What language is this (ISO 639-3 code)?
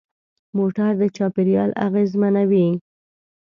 pus